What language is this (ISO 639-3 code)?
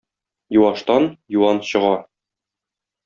tat